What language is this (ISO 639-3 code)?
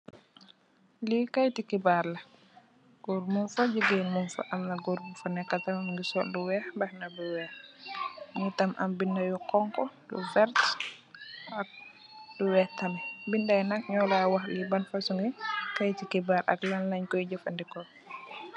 wol